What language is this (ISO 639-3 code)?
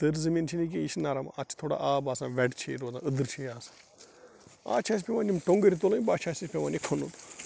kas